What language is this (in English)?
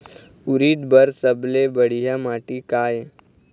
Chhattisgarhi